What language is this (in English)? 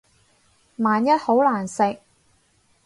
Cantonese